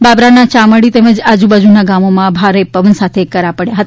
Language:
Gujarati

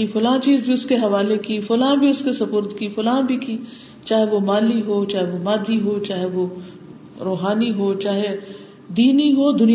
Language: Urdu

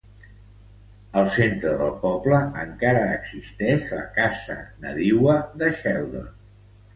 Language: Catalan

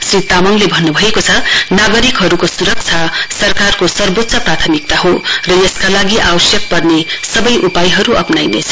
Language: Nepali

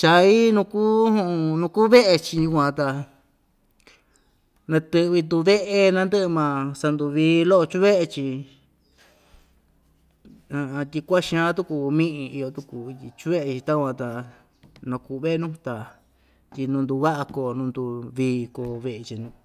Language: Ixtayutla Mixtec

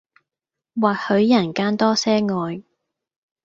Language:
Cantonese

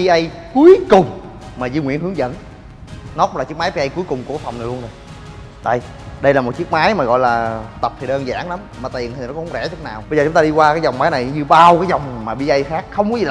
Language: Vietnamese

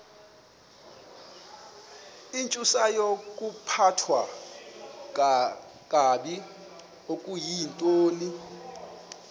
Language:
Xhosa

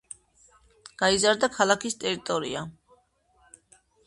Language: Georgian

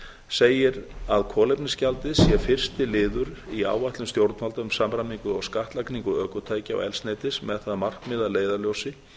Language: Icelandic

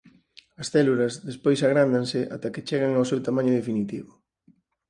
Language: Galician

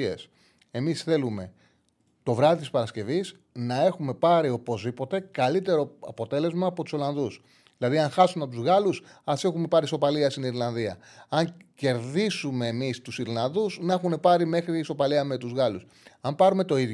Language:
Greek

